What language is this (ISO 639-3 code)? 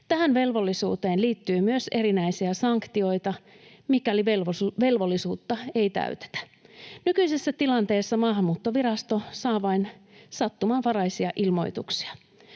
fin